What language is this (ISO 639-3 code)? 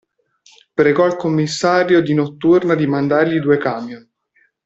ita